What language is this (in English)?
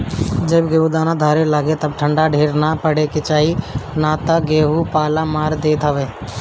Bhojpuri